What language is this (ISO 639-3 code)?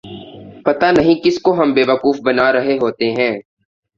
urd